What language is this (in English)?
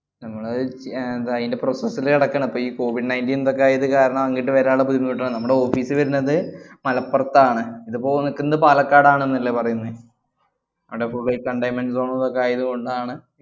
Malayalam